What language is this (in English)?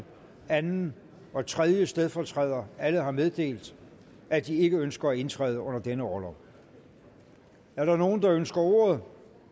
Danish